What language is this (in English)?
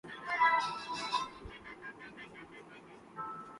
Urdu